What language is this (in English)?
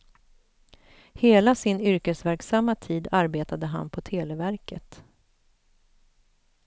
Swedish